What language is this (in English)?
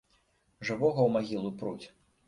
Belarusian